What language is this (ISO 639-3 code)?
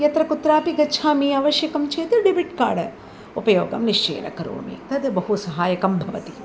san